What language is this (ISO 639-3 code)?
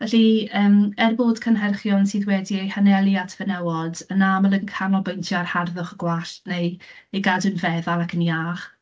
cym